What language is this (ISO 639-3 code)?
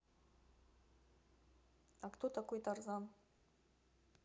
rus